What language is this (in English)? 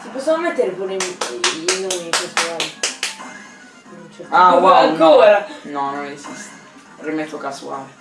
Italian